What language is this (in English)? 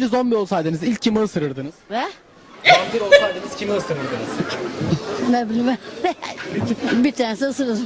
Turkish